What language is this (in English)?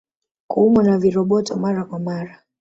Swahili